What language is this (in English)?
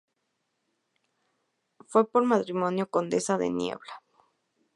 Spanish